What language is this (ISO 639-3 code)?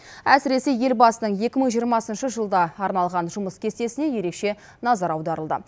kaz